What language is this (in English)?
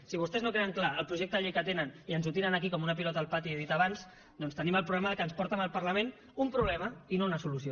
Catalan